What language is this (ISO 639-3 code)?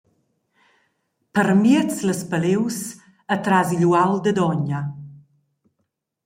roh